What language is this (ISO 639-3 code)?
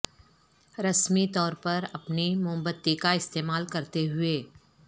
urd